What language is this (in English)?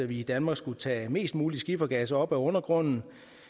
Danish